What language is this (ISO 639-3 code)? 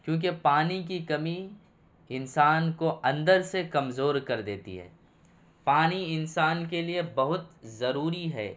urd